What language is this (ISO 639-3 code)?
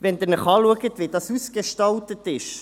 gsw